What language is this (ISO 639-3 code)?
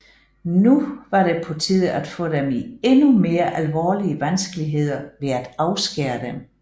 dan